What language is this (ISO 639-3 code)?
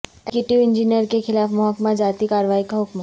urd